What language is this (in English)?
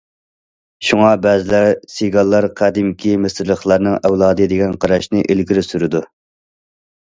Uyghur